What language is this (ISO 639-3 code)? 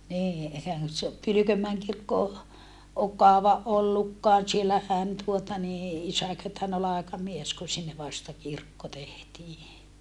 fin